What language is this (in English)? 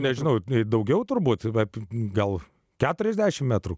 Lithuanian